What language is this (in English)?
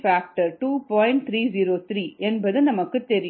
Tamil